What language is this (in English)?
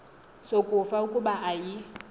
Xhosa